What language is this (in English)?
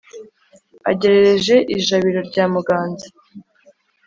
Kinyarwanda